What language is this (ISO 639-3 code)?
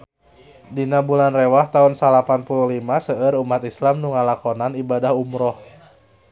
sun